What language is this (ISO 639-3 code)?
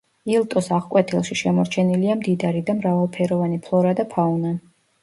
kat